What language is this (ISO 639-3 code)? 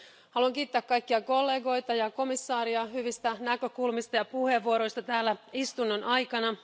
fin